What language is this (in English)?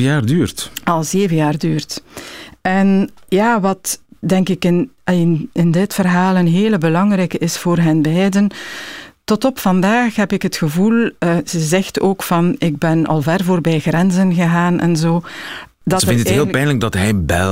Dutch